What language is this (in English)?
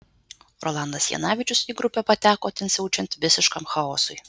Lithuanian